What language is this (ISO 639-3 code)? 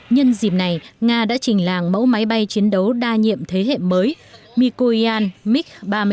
vie